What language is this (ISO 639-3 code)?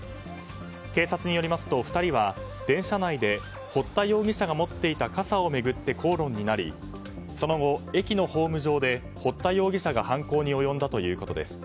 jpn